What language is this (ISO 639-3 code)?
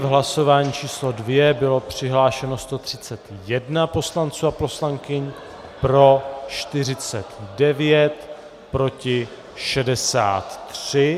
ces